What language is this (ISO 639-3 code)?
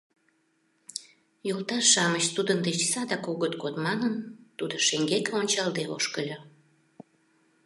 chm